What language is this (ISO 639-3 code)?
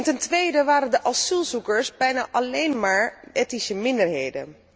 nld